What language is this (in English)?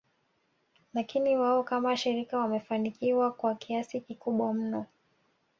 Swahili